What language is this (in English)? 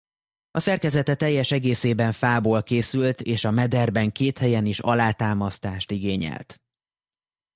Hungarian